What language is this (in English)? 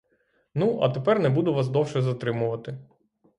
Ukrainian